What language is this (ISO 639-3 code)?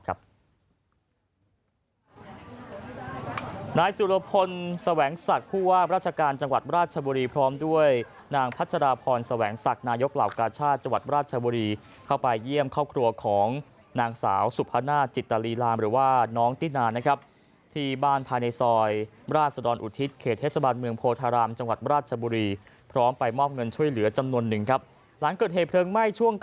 tha